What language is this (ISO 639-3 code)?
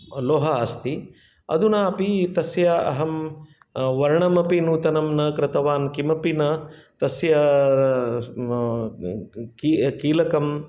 san